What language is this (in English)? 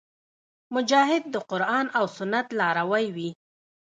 Pashto